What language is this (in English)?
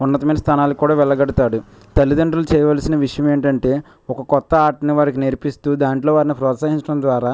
Telugu